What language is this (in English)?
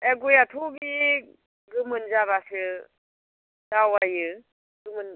Bodo